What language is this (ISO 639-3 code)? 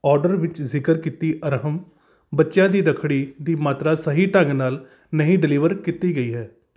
pan